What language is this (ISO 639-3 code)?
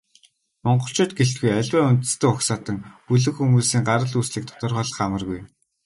mon